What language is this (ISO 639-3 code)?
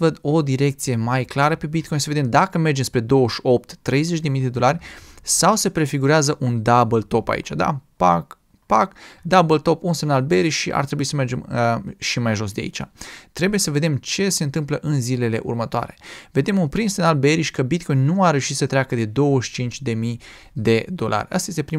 ron